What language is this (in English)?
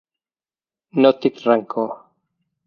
Catalan